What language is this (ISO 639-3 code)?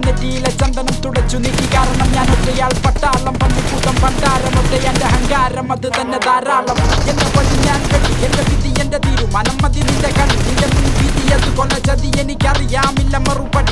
ind